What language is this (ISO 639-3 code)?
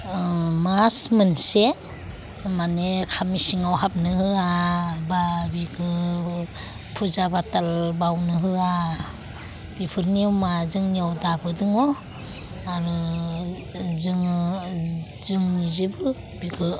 brx